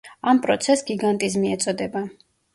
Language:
Georgian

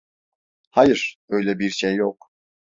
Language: Turkish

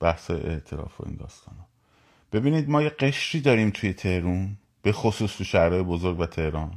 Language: Persian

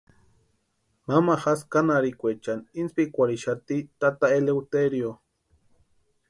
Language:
Western Highland Purepecha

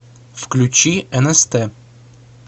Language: Russian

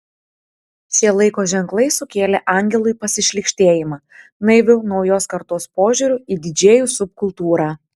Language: Lithuanian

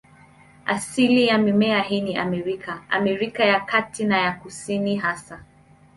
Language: Swahili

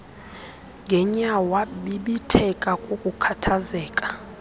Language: Xhosa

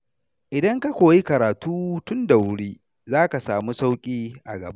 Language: Hausa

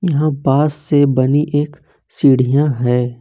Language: Hindi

